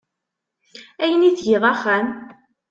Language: Kabyle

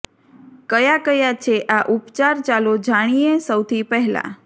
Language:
Gujarati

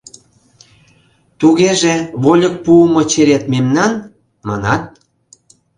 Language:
Mari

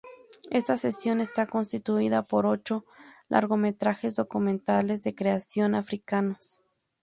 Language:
Spanish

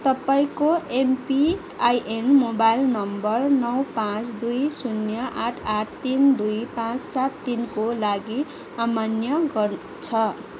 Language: Nepali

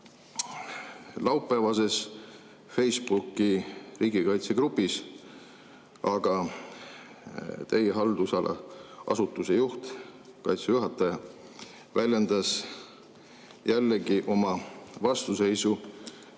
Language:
Estonian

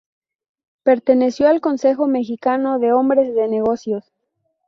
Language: Spanish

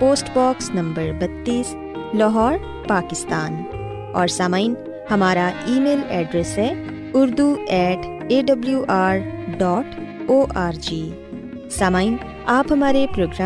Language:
Urdu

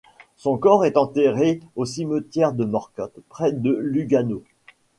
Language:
French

